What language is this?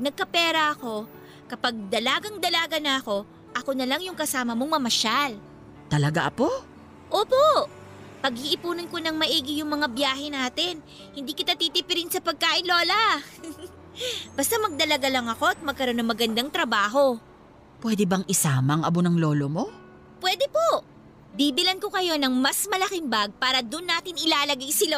Filipino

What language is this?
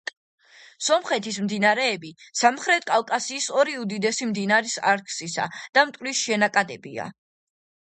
Georgian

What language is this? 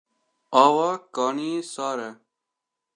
Kurdish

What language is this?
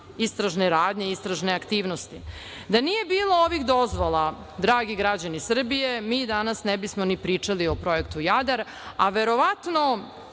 Serbian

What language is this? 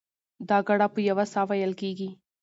Pashto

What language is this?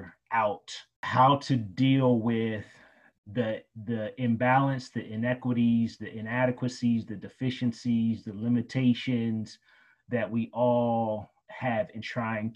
English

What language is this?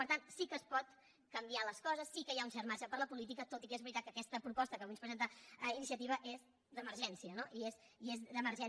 Catalan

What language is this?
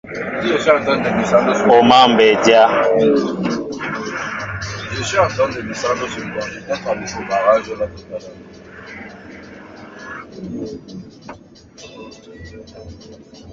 Mbo (Cameroon)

